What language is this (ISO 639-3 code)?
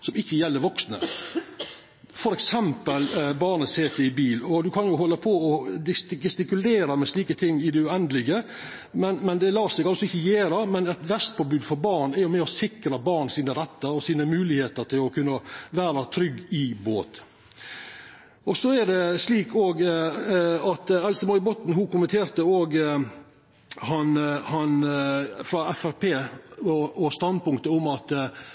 nno